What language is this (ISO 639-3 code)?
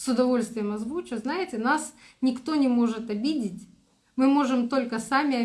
rus